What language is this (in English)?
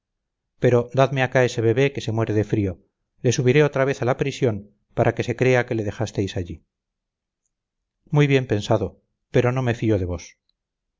Spanish